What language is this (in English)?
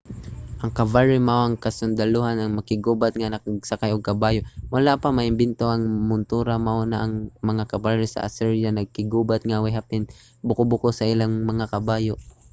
Cebuano